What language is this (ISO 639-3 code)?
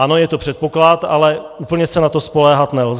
ces